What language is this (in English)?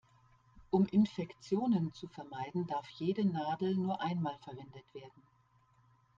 German